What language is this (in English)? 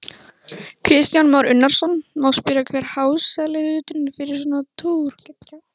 Icelandic